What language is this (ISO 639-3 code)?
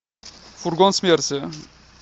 rus